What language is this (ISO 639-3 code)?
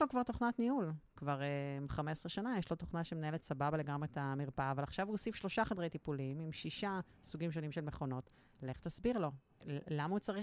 heb